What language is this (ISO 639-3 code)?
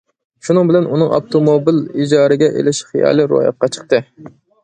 uig